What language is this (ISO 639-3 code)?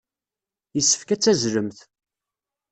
kab